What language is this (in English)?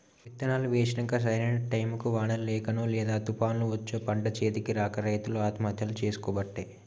Telugu